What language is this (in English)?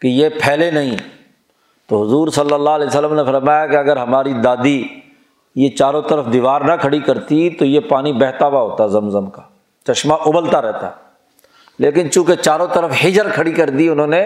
Urdu